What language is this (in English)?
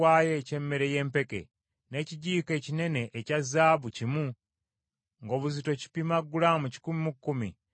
Ganda